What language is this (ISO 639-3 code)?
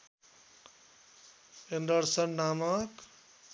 nep